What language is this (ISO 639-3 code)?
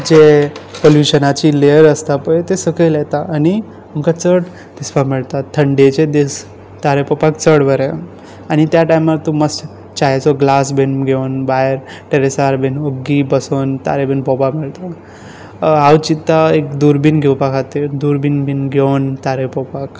kok